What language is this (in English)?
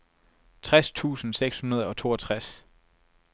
Danish